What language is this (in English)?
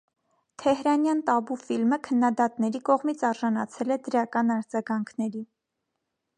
Armenian